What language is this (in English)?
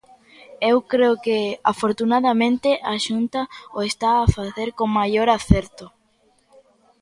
Galician